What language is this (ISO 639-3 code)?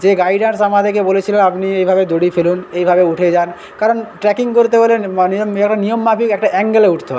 ben